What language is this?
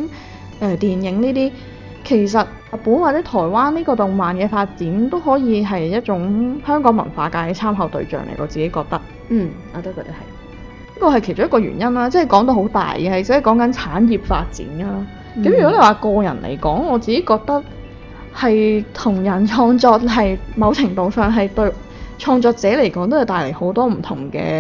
Chinese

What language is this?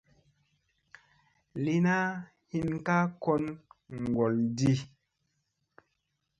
Musey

